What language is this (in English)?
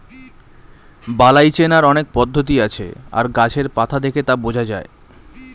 Bangla